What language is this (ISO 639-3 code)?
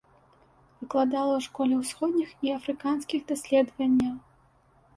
bel